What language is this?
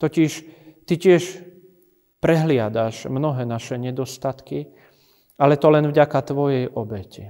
Slovak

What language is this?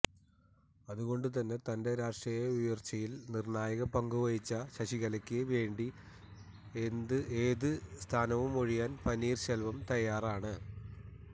Malayalam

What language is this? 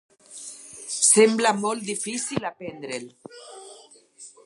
Catalan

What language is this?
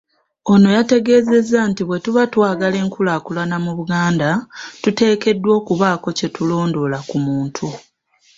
Ganda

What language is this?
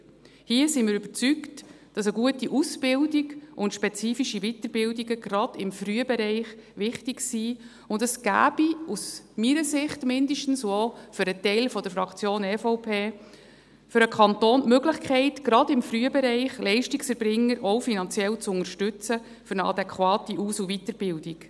Swiss German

